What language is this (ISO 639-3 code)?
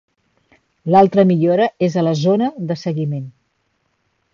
cat